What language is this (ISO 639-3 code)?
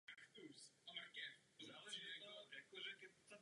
ces